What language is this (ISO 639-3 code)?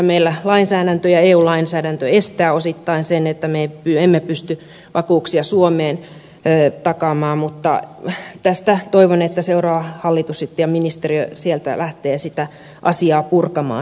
fin